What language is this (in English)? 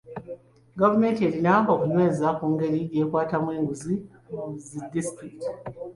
Ganda